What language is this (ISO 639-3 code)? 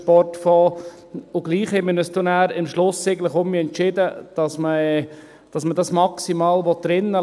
gsw